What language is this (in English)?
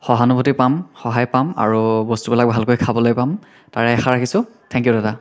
Assamese